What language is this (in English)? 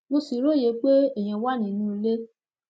Yoruba